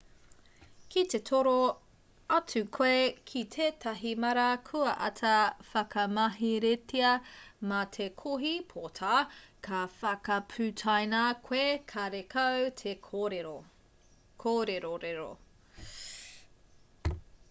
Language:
Māori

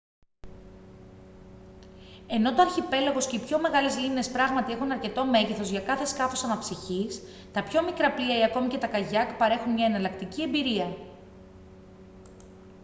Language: Greek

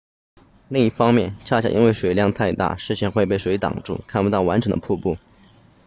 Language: Chinese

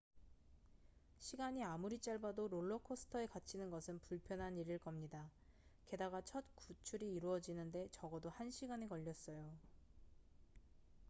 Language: Korean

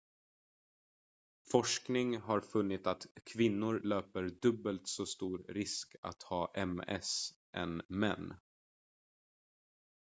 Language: Swedish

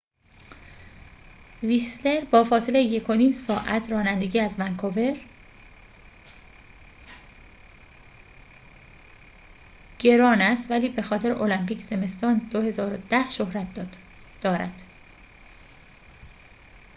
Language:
Persian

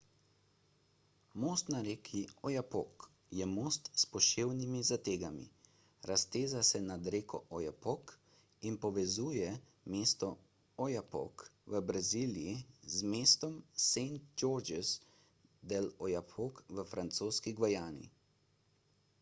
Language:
Slovenian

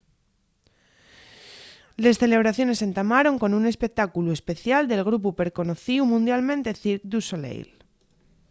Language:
Asturian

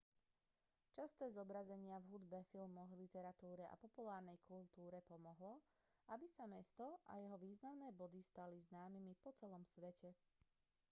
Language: Slovak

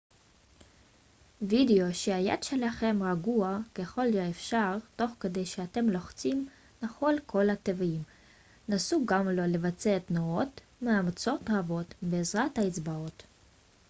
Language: Hebrew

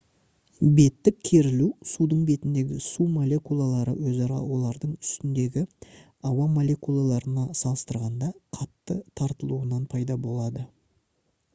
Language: Kazakh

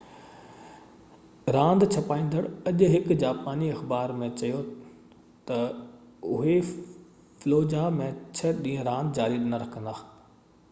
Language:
Sindhi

